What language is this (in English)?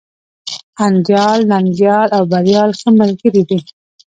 Pashto